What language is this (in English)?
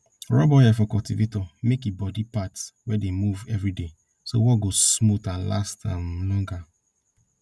Nigerian Pidgin